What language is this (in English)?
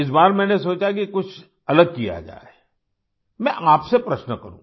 Hindi